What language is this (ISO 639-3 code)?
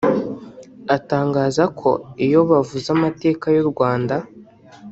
kin